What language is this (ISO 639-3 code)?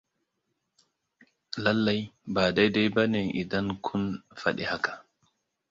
hau